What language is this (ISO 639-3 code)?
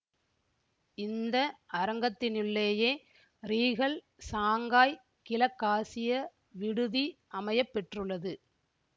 tam